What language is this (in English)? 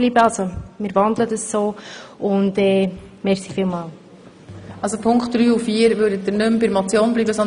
Swiss German